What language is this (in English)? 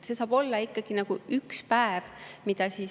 Estonian